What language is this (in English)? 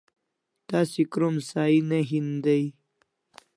Kalasha